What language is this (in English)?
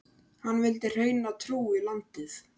Icelandic